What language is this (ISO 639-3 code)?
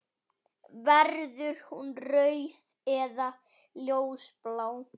isl